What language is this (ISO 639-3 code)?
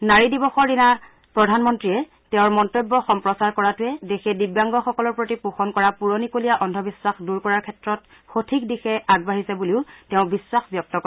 asm